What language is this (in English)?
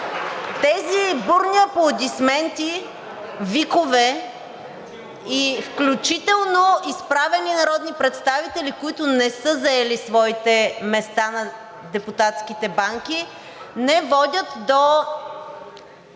Bulgarian